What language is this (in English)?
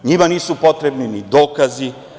Serbian